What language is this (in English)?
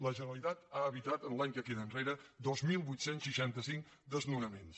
Catalan